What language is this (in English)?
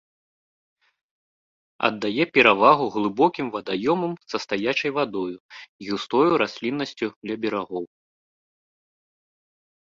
Belarusian